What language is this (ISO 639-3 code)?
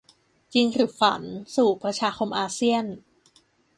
tha